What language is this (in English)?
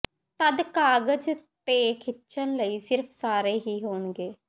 Punjabi